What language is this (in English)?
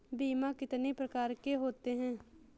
Hindi